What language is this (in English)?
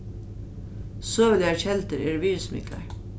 Faroese